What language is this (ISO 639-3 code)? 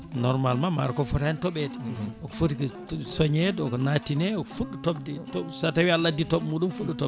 ful